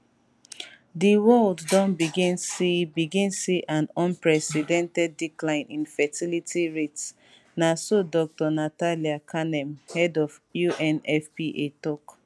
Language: Nigerian Pidgin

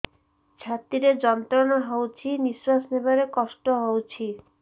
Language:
Odia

